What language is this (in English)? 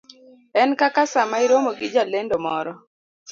Luo (Kenya and Tanzania)